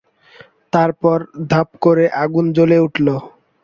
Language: Bangla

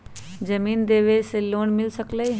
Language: Magahi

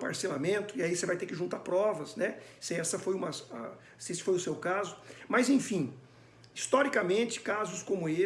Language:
Portuguese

